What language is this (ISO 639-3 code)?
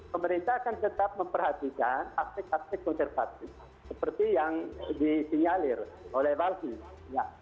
ind